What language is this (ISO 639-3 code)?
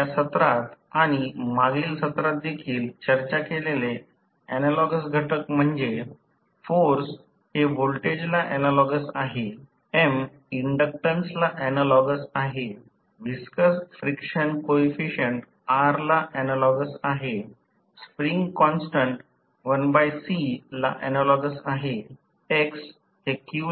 mar